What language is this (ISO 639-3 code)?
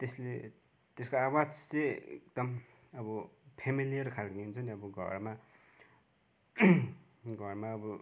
nep